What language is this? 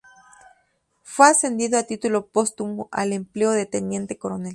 Spanish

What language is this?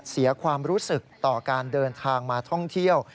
Thai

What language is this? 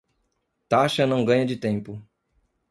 Portuguese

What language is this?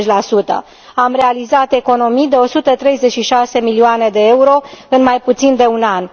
Romanian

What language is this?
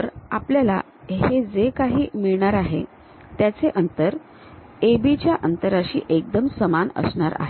Marathi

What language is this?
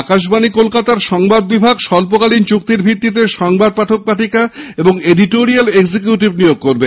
Bangla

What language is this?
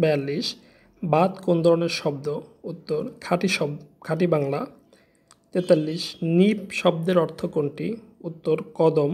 Hindi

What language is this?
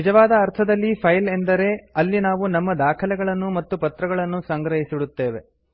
Kannada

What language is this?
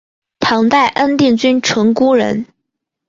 Chinese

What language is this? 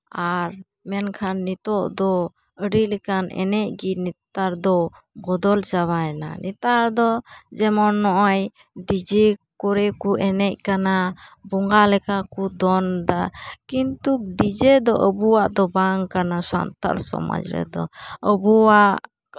Santali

